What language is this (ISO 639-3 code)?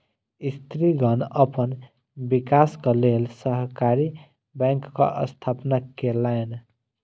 mai